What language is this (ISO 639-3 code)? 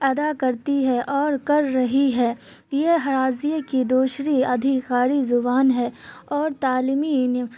urd